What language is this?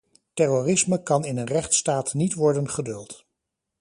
Dutch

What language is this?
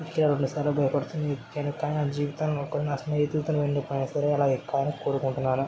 Telugu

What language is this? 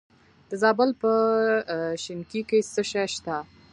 Pashto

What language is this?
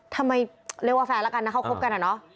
Thai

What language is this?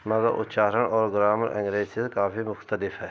Urdu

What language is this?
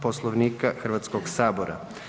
Croatian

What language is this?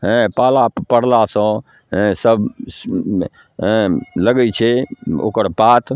Maithili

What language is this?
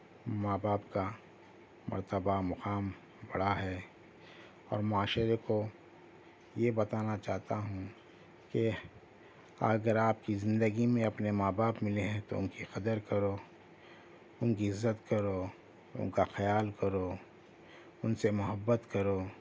Urdu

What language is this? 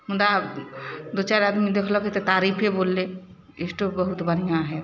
Maithili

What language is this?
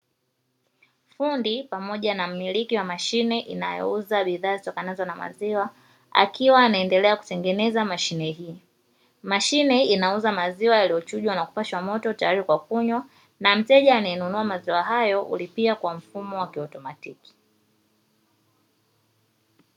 Swahili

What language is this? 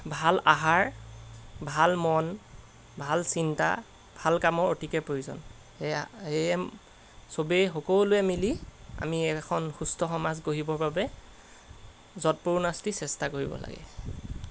Assamese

